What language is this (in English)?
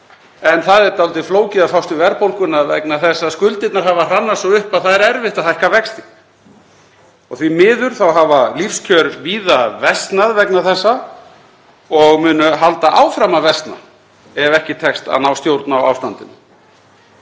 Icelandic